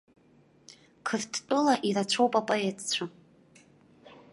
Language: Abkhazian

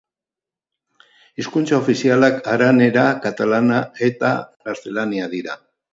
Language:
Basque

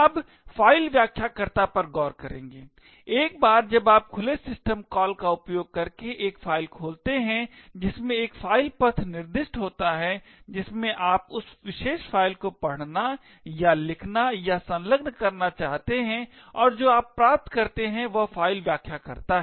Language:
Hindi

